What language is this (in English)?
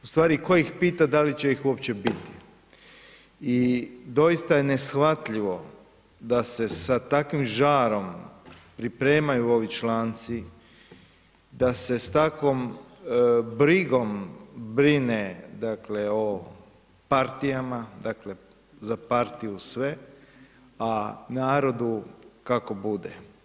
Croatian